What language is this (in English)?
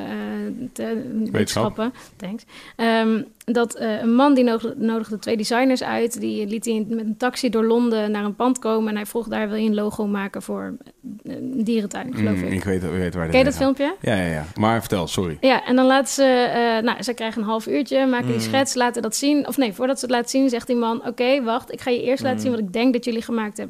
Dutch